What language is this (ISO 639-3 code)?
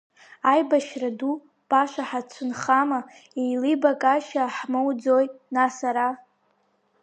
abk